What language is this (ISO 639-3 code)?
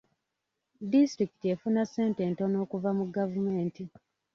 lug